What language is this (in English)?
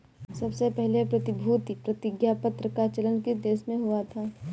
Hindi